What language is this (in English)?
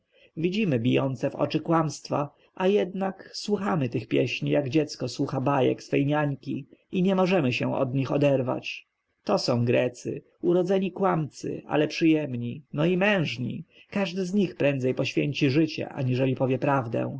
Polish